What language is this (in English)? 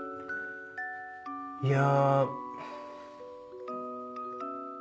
Japanese